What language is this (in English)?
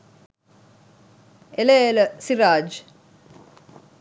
Sinhala